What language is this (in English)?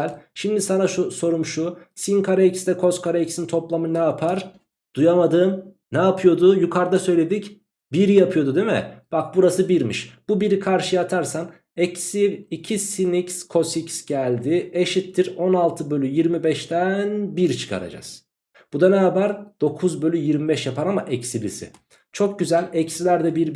Turkish